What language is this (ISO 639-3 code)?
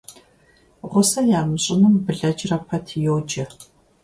kbd